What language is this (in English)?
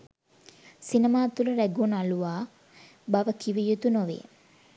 Sinhala